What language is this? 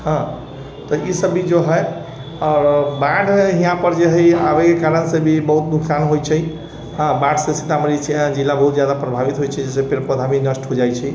Maithili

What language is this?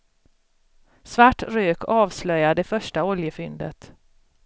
Swedish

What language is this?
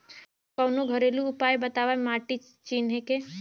Bhojpuri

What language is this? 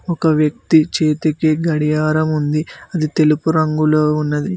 Telugu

